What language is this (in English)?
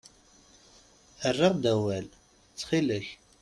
Kabyle